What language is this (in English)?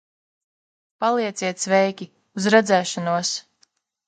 Latvian